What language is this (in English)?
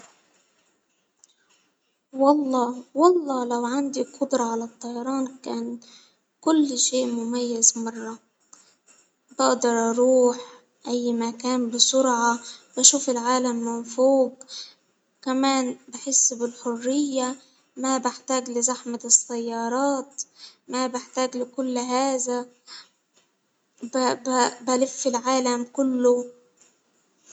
Hijazi Arabic